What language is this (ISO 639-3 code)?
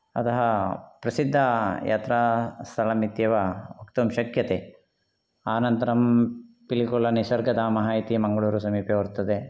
san